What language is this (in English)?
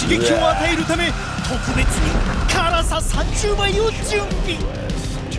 Japanese